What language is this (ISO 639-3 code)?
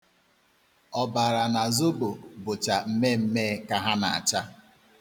ibo